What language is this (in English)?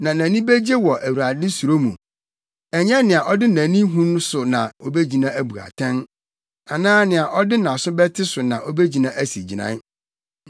Akan